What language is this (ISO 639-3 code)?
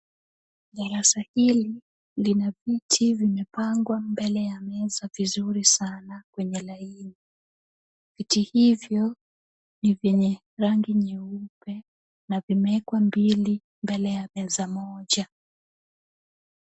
swa